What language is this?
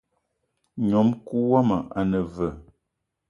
Eton (Cameroon)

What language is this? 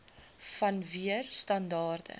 Afrikaans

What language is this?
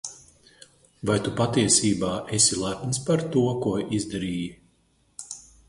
Latvian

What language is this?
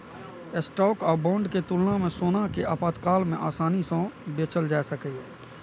Maithili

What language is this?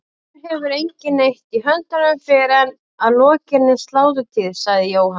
Icelandic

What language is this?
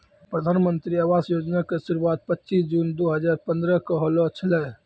Maithili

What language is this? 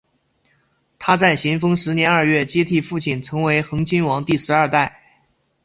Chinese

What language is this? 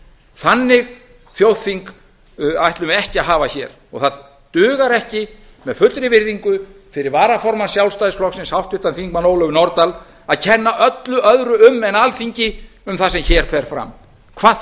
Icelandic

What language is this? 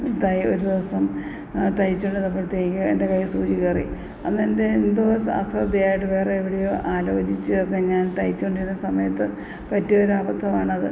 Malayalam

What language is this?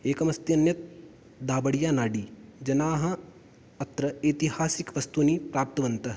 Sanskrit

